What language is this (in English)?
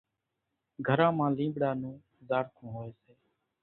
Kachi Koli